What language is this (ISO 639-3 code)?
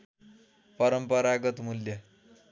nep